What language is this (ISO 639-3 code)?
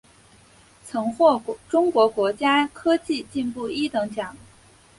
zho